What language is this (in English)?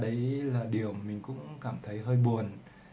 Vietnamese